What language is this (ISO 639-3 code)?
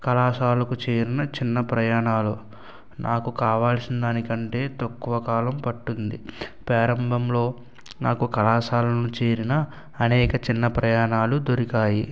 tel